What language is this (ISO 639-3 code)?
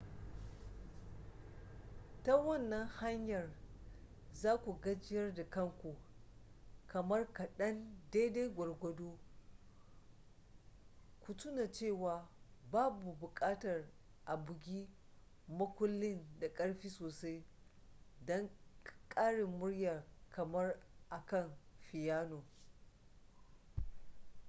hau